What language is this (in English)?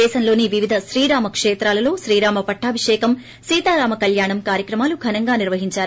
Telugu